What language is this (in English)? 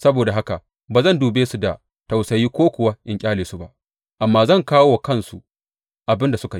Hausa